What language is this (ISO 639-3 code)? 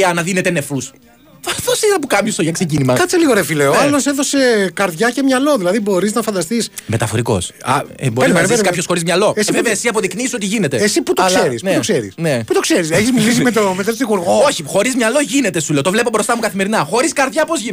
ell